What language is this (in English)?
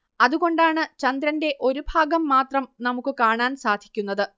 Malayalam